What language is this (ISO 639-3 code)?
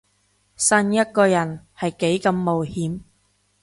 yue